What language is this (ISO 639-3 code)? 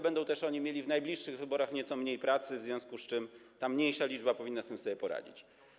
pol